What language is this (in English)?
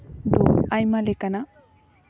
Santali